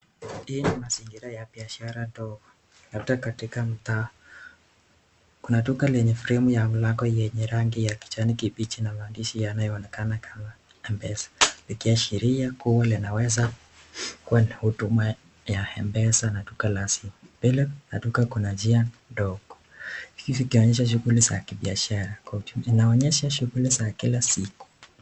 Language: Swahili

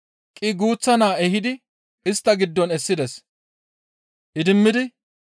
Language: Gamo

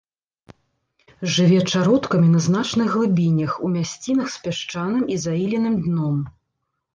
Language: Belarusian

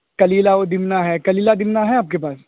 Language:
Urdu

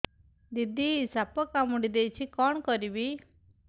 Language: Odia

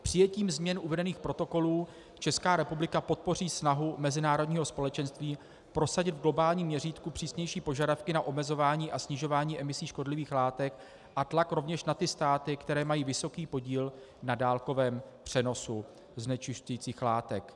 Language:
Czech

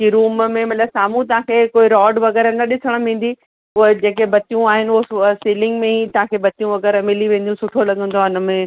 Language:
Sindhi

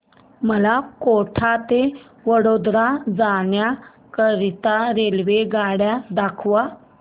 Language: Marathi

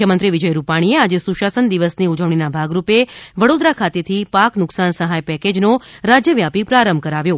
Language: Gujarati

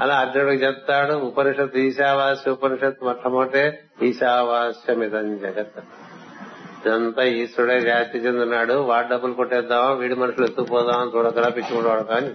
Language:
Telugu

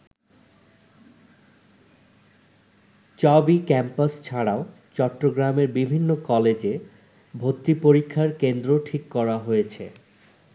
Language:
Bangla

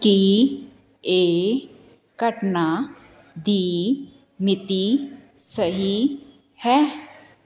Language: Punjabi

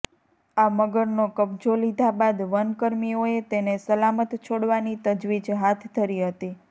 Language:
Gujarati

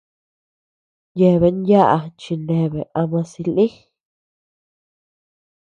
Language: Tepeuxila Cuicatec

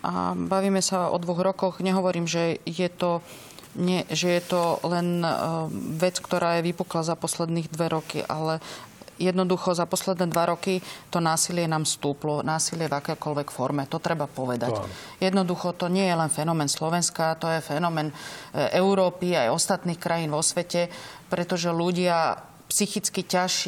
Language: Slovak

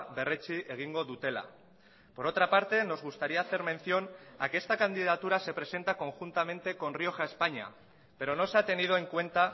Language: Spanish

